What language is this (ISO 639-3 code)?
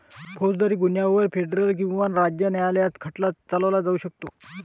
mar